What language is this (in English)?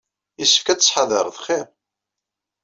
Kabyle